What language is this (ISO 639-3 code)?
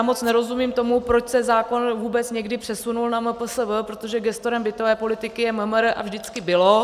ces